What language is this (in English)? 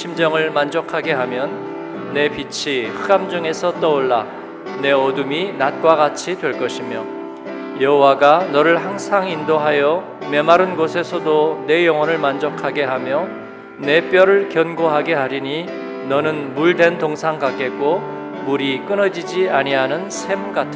Korean